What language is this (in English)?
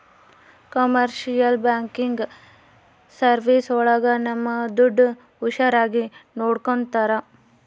Kannada